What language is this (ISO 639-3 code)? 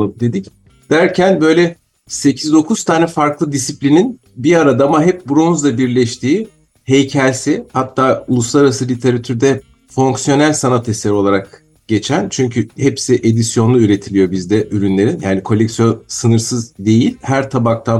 tur